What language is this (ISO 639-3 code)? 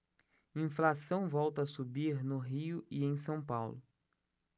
por